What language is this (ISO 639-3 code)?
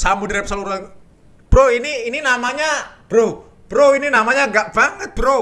ind